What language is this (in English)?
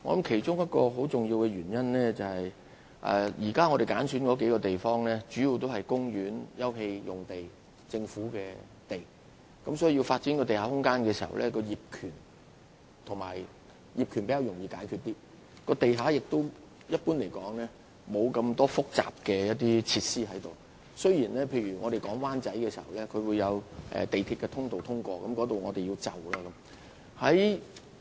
Cantonese